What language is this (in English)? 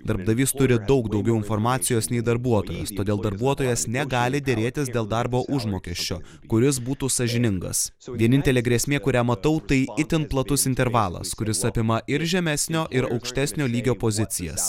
Lithuanian